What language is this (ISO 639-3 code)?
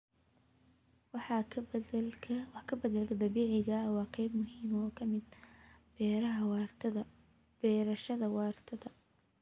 som